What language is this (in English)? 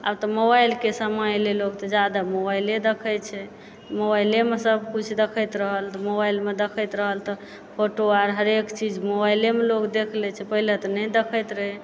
Maithili